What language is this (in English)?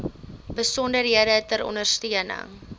Afrikaans